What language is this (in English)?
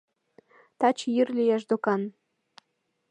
Mari